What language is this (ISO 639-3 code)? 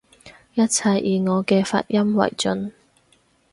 yue